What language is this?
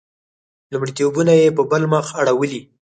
Pashto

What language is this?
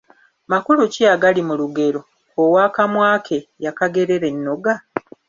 Ganda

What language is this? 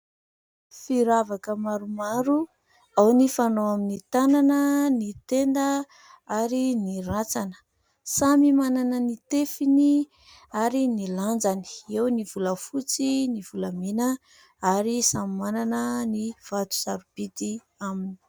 Malagasy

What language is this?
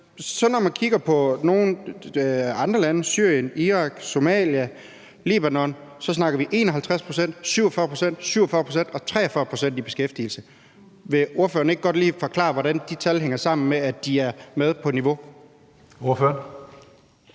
Danish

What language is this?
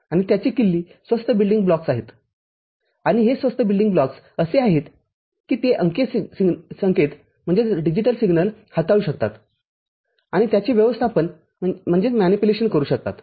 Marathi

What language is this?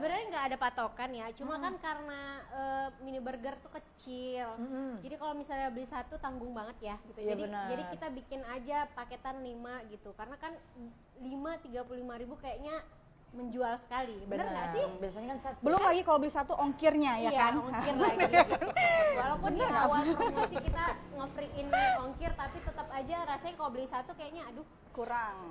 Indonesian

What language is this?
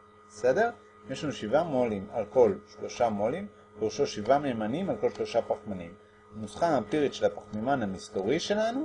Hebrew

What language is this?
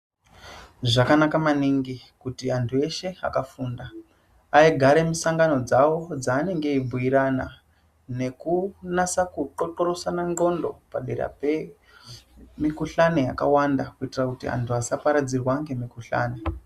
Ndau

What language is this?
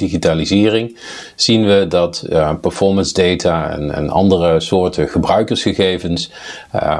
Dutch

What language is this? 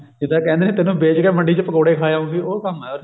Punjabi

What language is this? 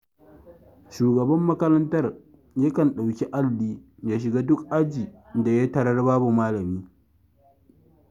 Hausa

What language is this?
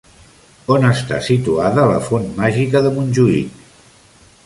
Catalan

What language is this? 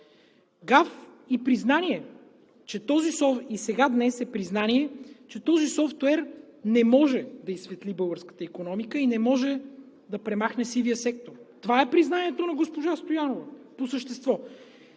Bulgarian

